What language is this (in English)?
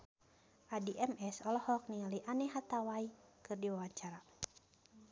Sundanese